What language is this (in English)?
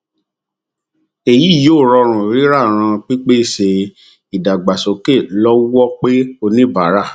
Yoruba